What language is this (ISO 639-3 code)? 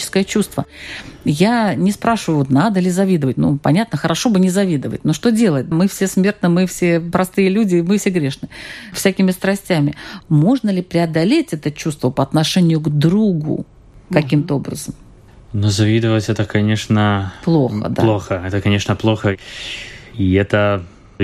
rus